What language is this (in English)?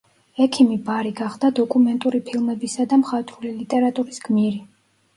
Georgian